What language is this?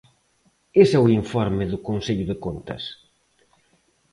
Galician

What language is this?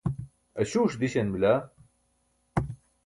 Burushaski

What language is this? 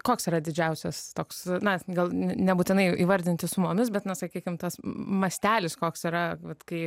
Lithuanian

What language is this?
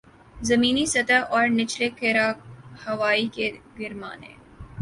Urdu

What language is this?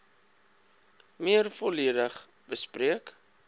Afrikaans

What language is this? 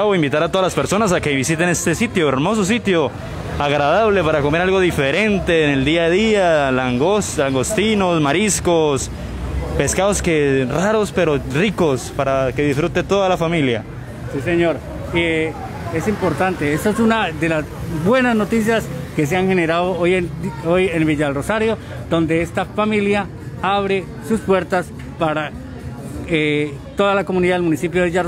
Spanish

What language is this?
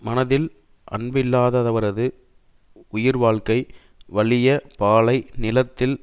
Tamil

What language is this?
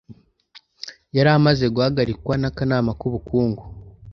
Kinyarwanda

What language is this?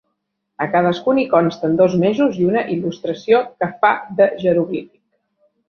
Catalan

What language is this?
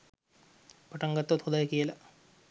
Sinhala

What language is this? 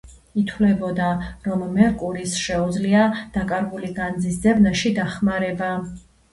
Georgian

